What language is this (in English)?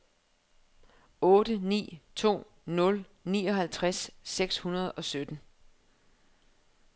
Danish